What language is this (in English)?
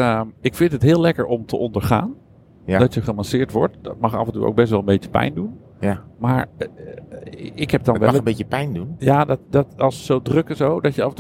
Dutch